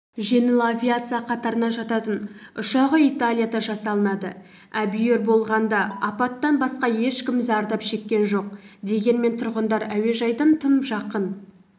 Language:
Kazakh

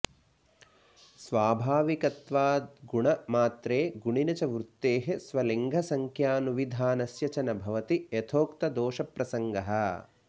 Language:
Sanskrit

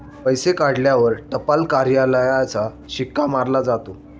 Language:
Marathi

